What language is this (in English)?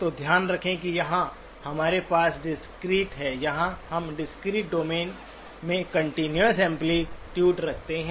Hindi